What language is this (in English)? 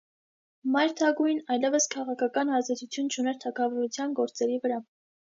Armenian